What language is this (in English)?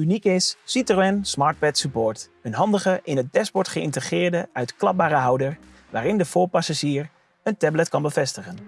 Dutch